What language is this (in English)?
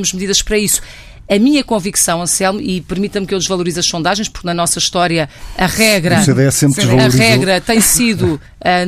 Portuguese